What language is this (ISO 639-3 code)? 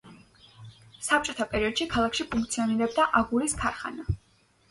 kat